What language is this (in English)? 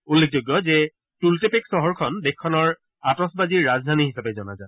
Assamese